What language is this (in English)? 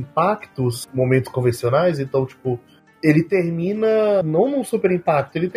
Portuguese